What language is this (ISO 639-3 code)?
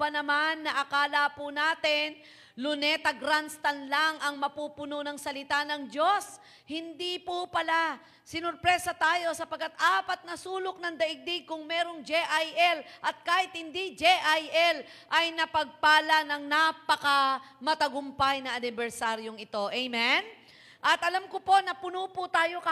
fil